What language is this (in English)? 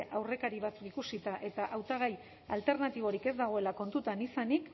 Basque